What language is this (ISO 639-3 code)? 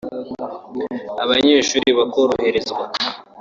kin